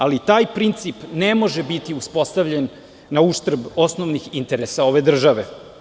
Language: Serbian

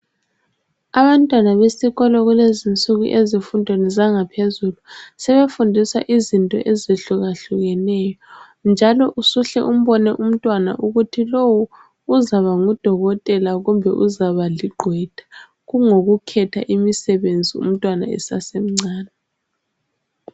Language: North Ndebele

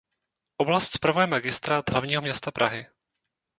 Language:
Czech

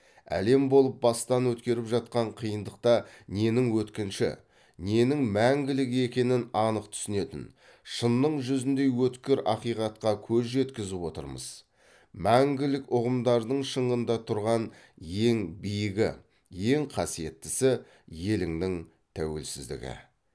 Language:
Kazakh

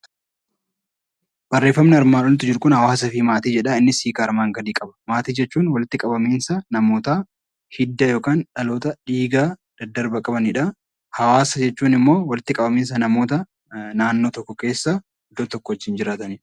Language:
Oromo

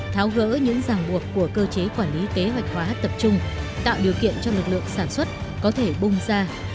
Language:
Vietnamese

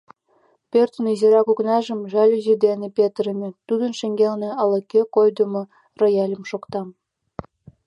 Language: Mari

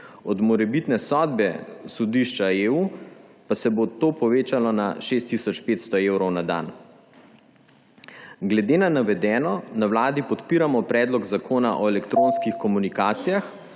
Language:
Slovenian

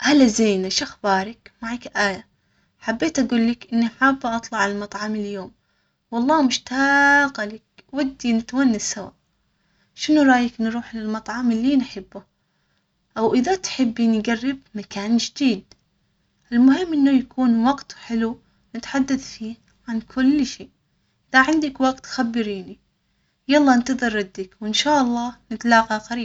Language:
Omani Arabic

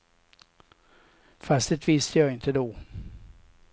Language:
Swedish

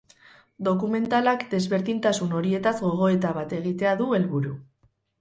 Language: Basque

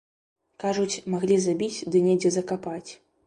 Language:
Belarusian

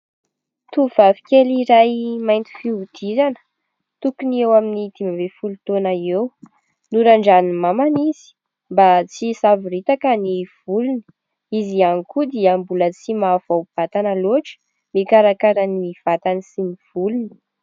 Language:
Malagasy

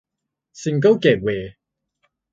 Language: Thai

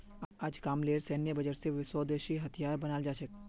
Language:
Magahi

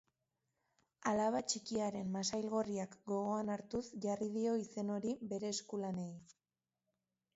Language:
Basque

